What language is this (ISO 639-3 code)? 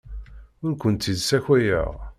kab